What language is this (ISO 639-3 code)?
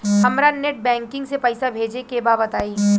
bho